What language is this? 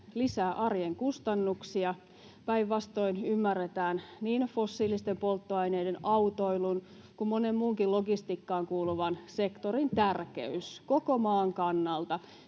Finnish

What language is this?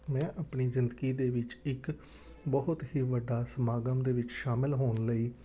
Punjabi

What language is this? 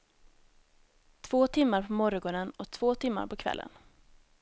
Swedish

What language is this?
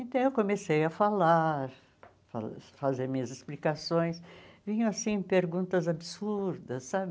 Portuguese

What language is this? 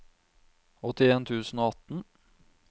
Norwegian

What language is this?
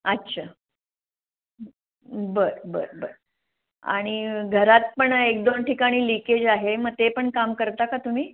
Marathi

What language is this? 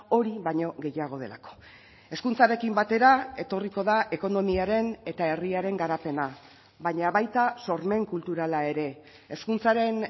Basque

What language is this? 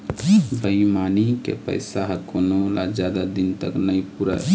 Chhattisgarhi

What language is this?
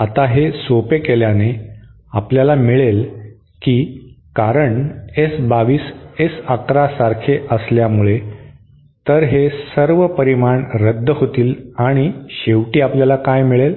Marathi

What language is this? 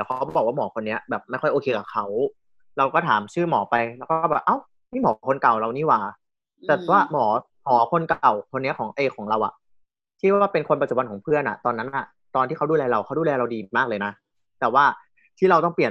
Thai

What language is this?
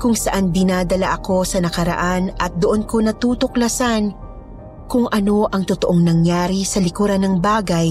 Filipino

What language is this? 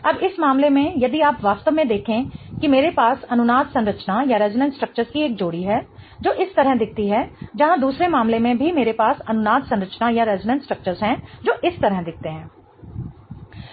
Hindi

